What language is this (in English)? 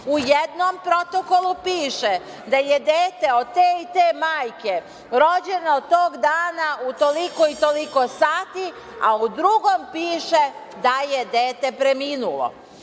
Serbian